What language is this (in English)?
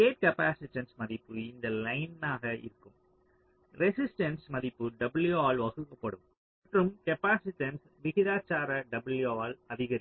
Tamil